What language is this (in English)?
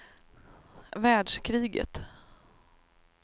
Swedish